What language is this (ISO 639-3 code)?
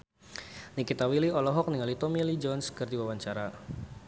sun